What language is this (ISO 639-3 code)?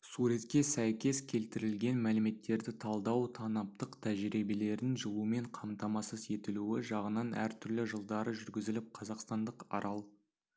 kaz